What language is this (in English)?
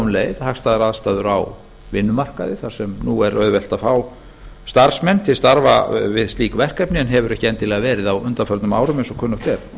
Icelandic